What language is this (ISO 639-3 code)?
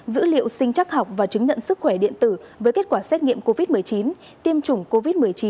vie